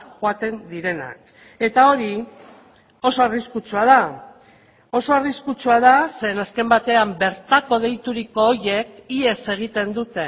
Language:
Basque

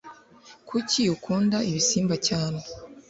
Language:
Kinyarwanda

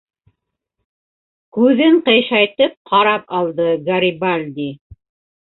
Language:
Bashkir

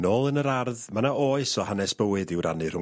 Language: Welsh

